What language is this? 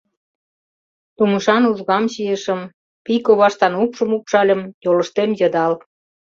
Mari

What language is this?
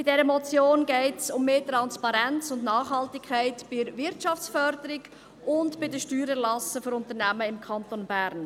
Swiss German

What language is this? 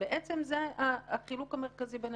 Hebrew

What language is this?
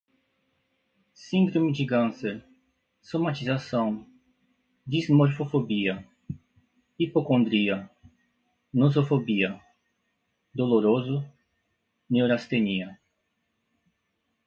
Portuguese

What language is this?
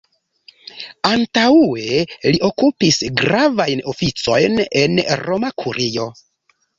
Esperanto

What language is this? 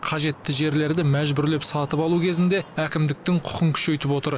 Kazakh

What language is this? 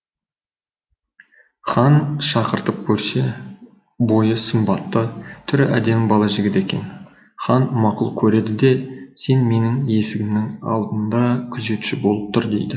Kazakh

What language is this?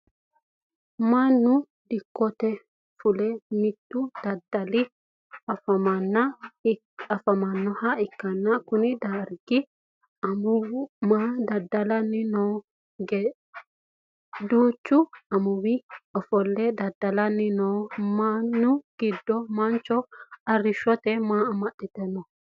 Sidamo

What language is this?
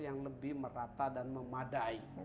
Indonesian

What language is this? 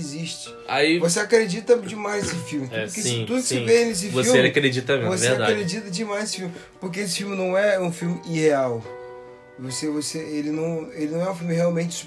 Portuguese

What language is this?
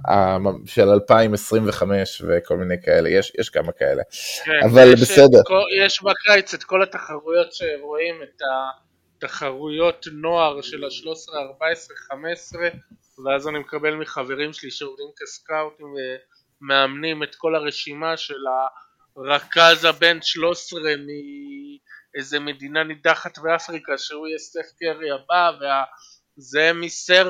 Hebrew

